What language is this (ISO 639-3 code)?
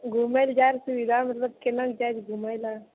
mai